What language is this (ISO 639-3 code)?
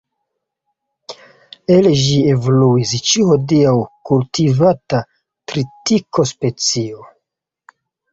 epo